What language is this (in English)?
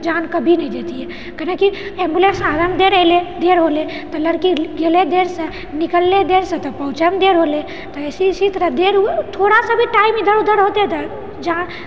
Maithili